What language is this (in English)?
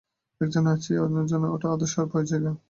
Bangla